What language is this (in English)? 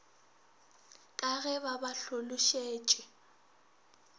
Northern Sotho